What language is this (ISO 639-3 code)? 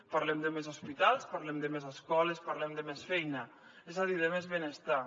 cat